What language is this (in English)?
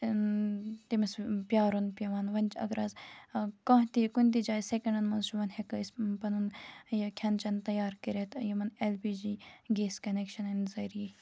Kashmiri